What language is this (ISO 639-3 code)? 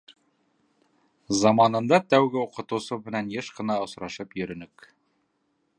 bak